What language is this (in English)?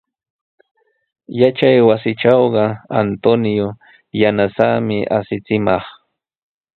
Sihuas Ancash Quechua